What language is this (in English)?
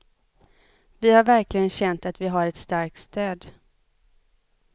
Swedish